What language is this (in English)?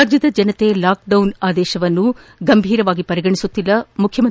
Kannada